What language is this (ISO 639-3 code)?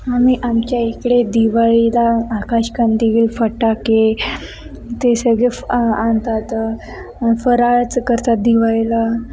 mar